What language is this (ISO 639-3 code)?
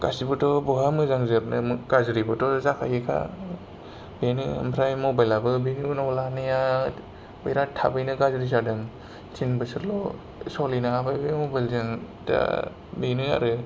brx